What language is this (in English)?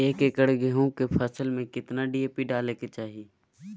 Magahi